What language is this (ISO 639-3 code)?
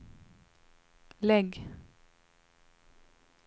swe